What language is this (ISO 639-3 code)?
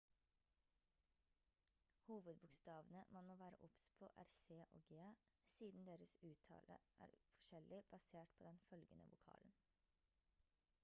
nob